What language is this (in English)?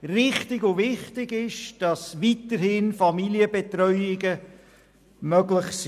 Swiss German